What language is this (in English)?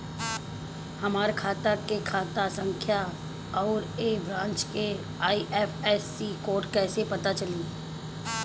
Bhojpuri